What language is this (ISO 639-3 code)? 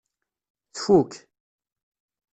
kab